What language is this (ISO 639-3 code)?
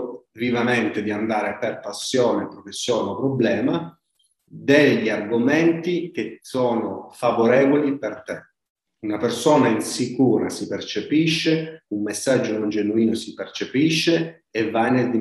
ita